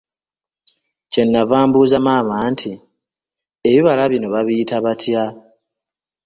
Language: Ganda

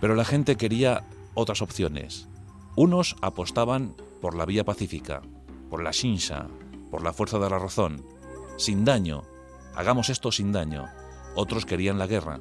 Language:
Spanish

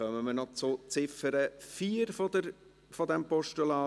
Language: Swiss German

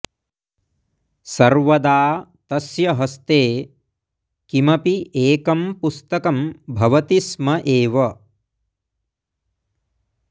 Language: Sanskrit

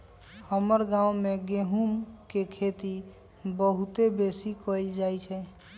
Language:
Magahi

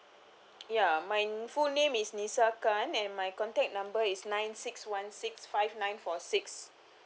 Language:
English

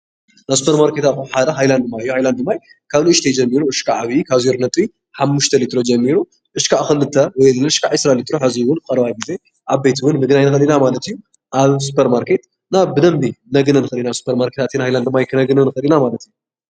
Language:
Tigrinya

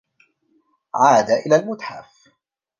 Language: Arabic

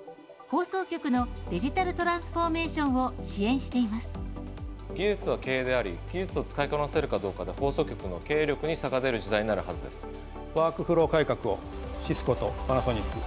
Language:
Japanese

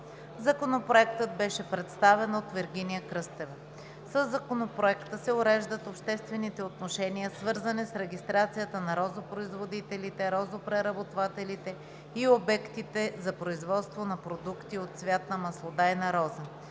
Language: Bulgarian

